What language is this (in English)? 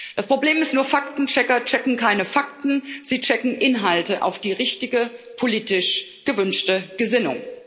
German